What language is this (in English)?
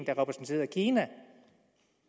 Danish